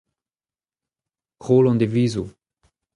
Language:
Breton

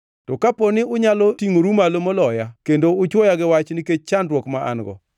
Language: Luo (Kenya and Tanzania)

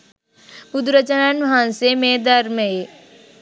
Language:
Sinhala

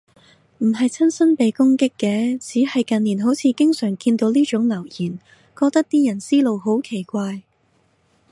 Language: Cantonese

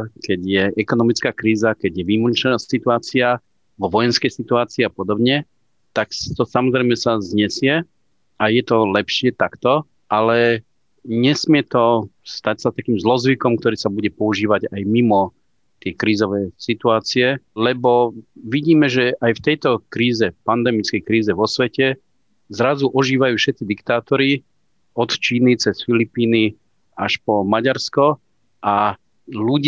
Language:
Slovak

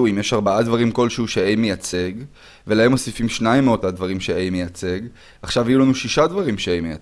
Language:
Hebrew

